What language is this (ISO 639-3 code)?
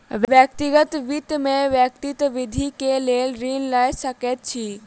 mai